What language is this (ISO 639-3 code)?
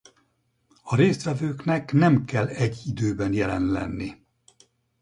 hun